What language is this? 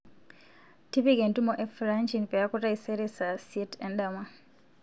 Masai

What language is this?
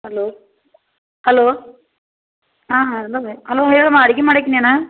Kannada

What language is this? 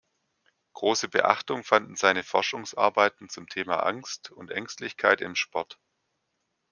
German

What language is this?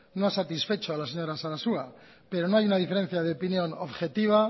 Spanish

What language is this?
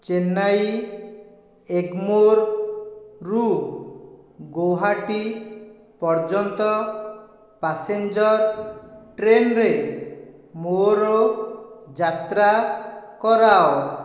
Odia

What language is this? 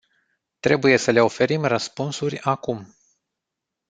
Romanian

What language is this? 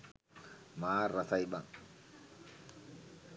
Sinhala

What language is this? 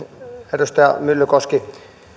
Finnish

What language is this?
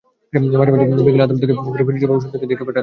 Bangla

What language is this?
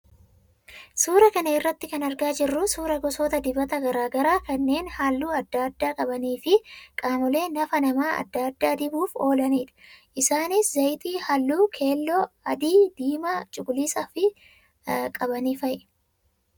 Oromo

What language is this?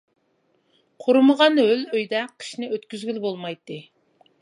Uyghur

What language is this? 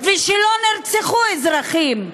Hebrew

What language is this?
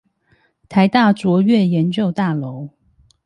Chinese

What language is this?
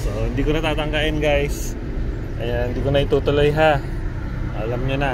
Filipino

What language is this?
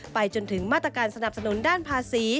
Thai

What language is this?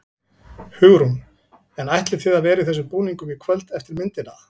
Icelandic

